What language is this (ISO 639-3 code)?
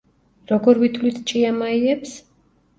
kat